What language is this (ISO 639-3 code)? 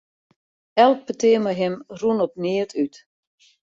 fry